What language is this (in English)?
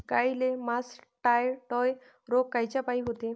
Marathi